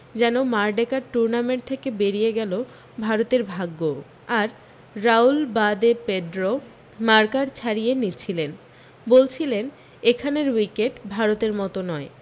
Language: Bangla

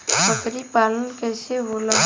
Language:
Bhojpuri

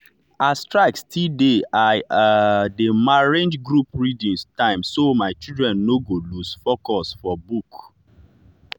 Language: Nigerian Pidgin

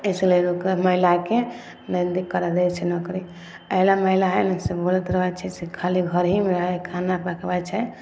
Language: Maithili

